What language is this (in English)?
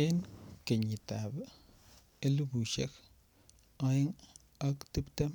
Kalenjin